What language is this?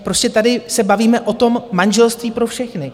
Czech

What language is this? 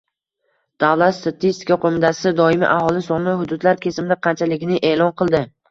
Uzbek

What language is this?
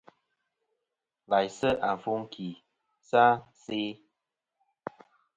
Kom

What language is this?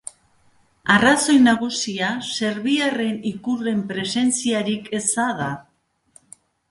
Basque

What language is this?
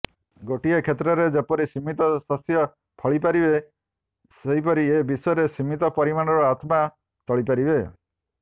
Odia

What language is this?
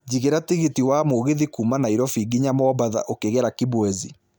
Kikuyu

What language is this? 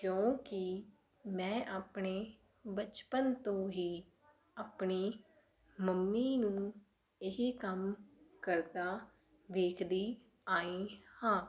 Punjabi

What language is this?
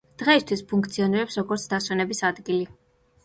Georgian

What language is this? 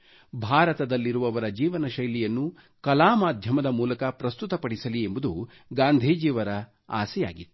Kannada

